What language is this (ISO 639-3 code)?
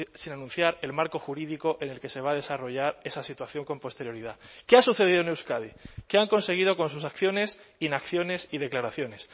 spa